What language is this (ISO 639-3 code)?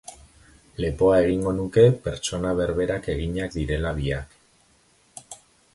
eus